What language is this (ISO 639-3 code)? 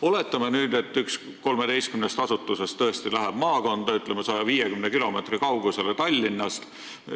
est